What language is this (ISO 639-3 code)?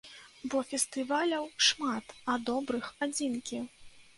bel